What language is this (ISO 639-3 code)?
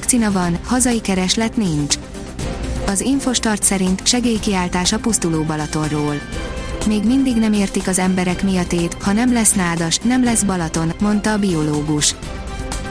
hun